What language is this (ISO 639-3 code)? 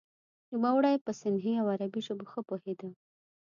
pus